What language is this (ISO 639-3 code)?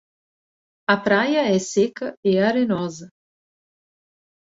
por